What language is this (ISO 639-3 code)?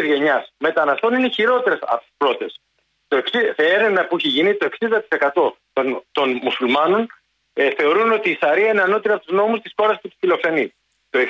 ell